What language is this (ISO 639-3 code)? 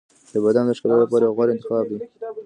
pus